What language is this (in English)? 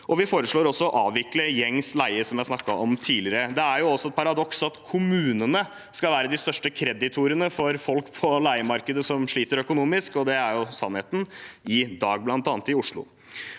Norwegian